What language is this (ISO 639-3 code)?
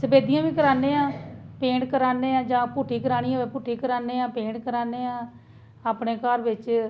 doi